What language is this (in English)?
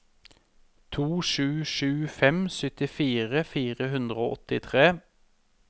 Norwegian